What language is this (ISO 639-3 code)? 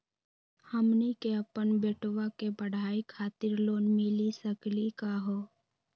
mag